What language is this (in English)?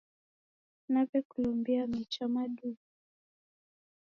Taita